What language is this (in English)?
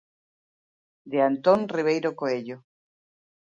Galician